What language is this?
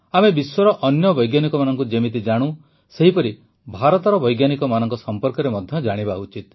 Odia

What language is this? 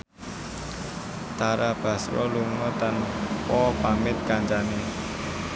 Javanese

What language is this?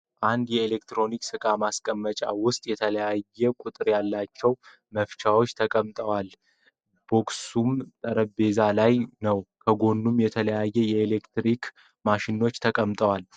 Amharic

